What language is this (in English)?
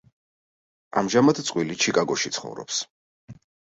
Georgian